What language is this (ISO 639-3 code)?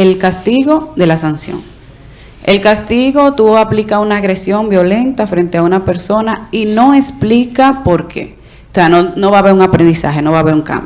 spa